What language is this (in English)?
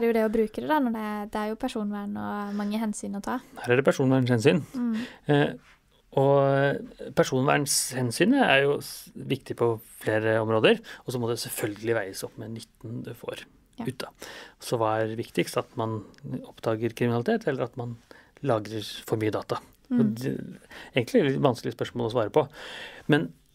Norwegian